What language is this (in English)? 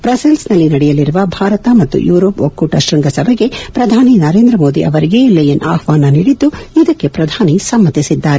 Kannada